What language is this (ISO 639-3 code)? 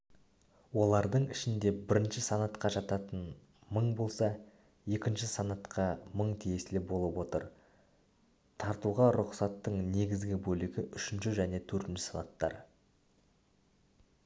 kaz